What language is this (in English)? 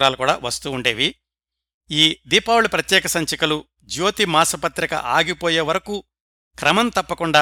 Telugu